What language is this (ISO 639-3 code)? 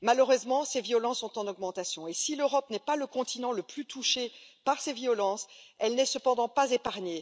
fra